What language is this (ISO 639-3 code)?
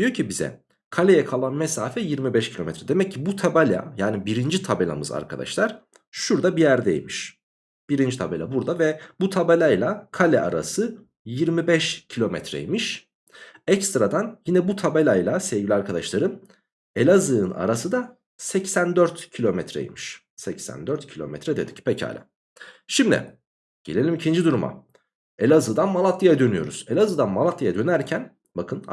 tur